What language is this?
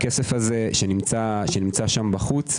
Hebrew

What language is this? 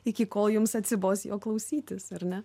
Lithuanian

